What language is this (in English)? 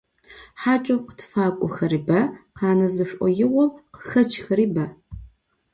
Adyghe